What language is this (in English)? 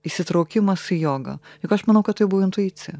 Lithuanian